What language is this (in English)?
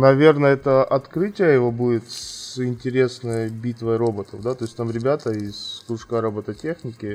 Russian